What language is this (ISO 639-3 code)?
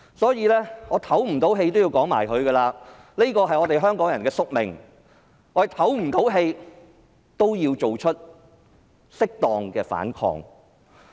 yue